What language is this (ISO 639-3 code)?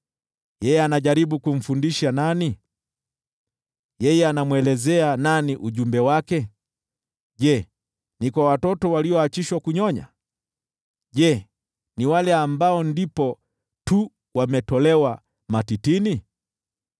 swa